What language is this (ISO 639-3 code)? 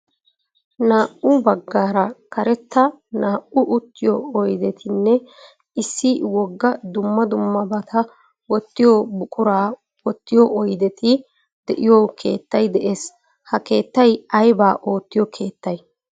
wal